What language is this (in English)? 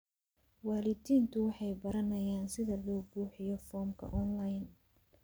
Somali